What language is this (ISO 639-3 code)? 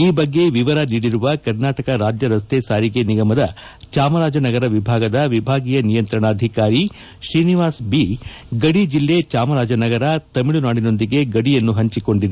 kan